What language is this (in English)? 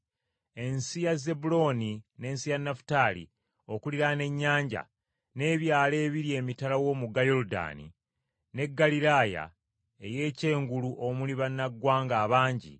Ganda